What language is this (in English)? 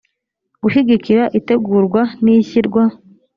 Kinyarwanda